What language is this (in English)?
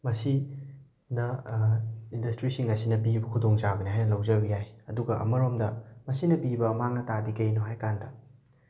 Manipuri